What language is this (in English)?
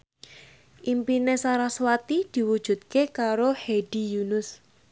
Javanese